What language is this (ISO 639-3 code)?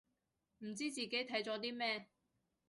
yue